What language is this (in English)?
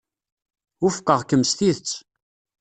Kabyle